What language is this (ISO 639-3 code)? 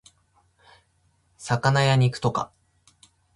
jpn